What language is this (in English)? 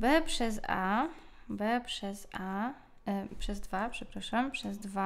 Polish